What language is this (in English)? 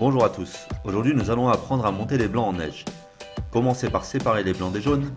French